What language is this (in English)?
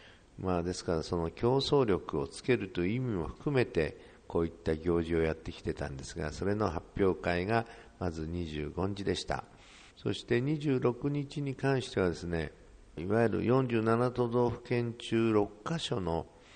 Japanese